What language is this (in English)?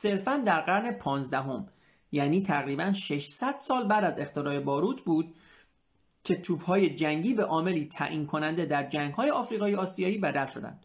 Persian